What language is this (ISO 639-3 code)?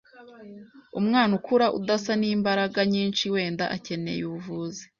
kin